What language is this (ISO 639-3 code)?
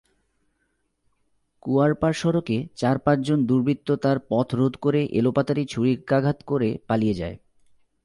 ben